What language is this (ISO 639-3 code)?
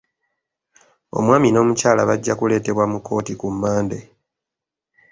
lug